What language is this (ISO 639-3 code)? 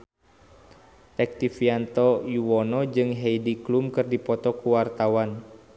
sun